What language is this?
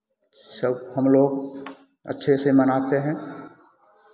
Hindi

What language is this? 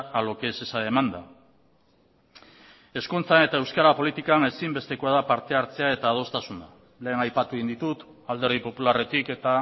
Basque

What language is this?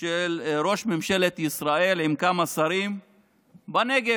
Hebrew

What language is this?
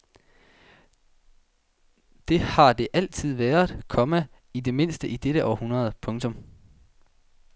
Danish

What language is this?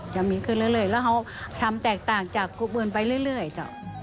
Thai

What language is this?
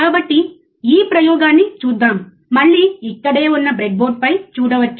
Telugu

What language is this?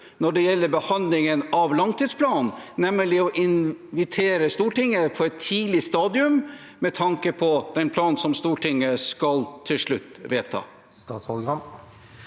Norwegian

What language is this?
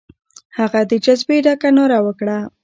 Pashto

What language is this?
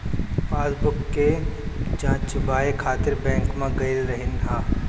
Bhojpuri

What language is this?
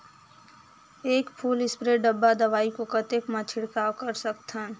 Chhattisgarhi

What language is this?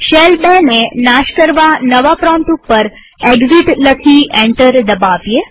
Gujarati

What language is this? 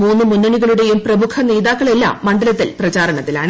Malayalam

